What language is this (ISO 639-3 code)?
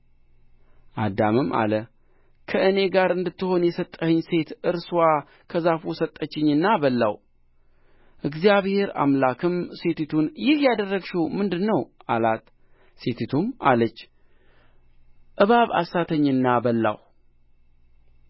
amh